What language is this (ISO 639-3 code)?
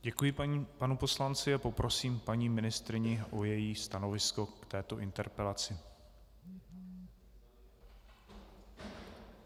ces